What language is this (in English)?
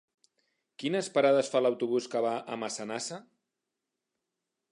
Catalan